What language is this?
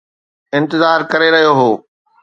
Sindhi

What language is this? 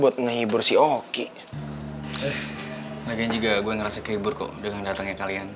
Indonesian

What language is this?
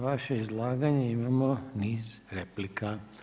Croatian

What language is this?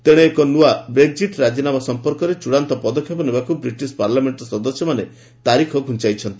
Odia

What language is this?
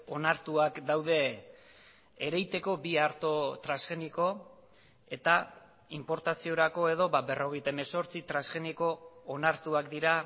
Basque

